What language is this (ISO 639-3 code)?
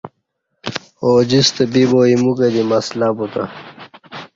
bsh